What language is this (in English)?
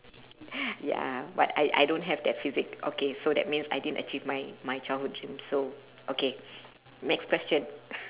English